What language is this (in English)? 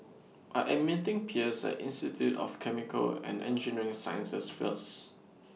English